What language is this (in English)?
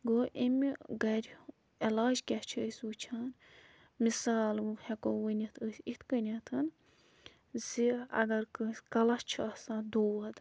Kashmiri